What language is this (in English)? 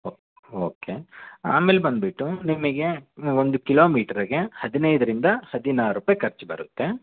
Kannada